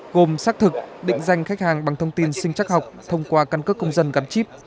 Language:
Vietnamese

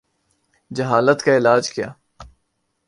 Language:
Urdu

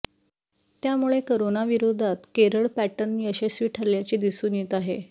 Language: Marathi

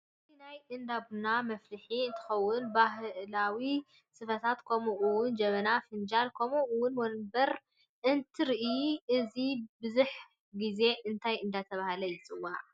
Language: Tigrinya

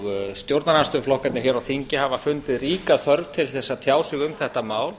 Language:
Icelandic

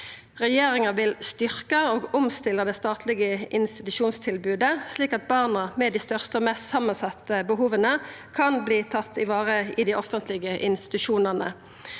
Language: Norwegian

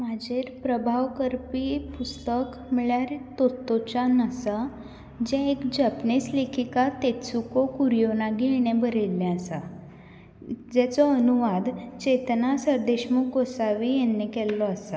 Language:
Konkani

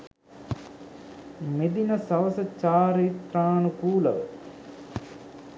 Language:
Sinhala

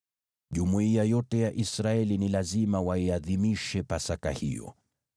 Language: Swahili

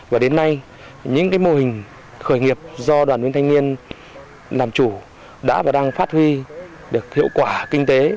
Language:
Vietnamese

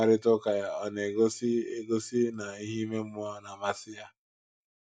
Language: Igbo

